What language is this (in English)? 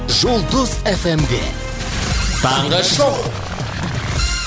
Kazakh